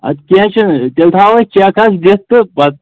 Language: Kashmiri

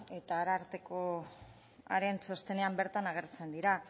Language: Basque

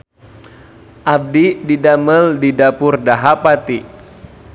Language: Sundanese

